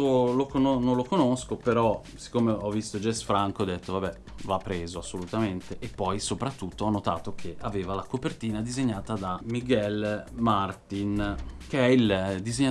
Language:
Italian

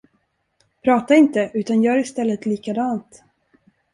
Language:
Swedish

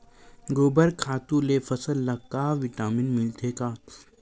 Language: Chhattisgarhi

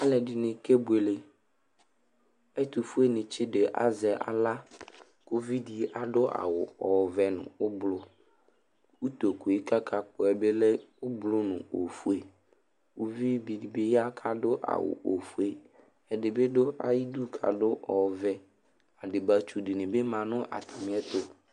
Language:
Ikposo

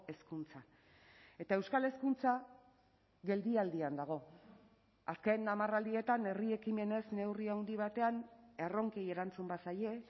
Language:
Basque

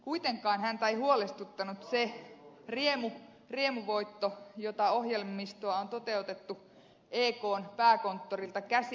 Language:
Finnish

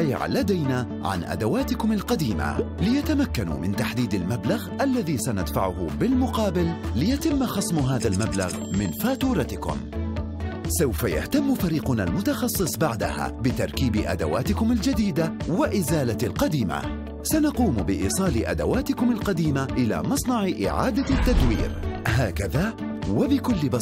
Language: Arabic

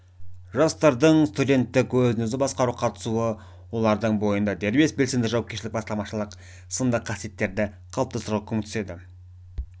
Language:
Kazakh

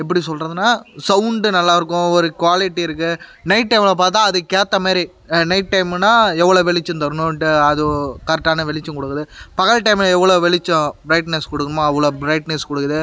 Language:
Tamil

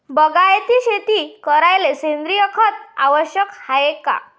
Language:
Marathi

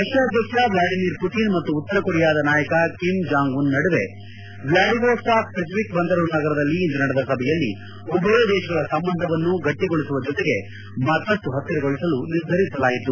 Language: Kannada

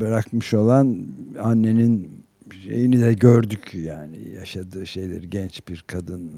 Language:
Turkish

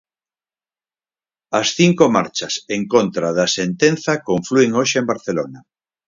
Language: Galician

